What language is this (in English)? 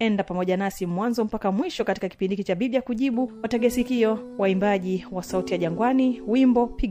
Swahili